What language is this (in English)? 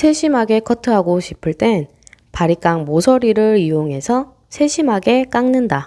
Korean